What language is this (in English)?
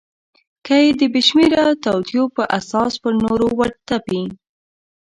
Pashto